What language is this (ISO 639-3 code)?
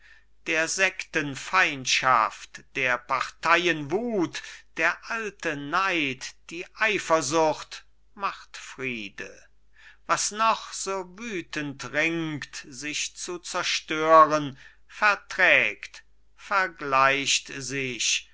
deu